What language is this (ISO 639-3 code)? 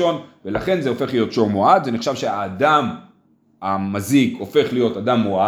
heb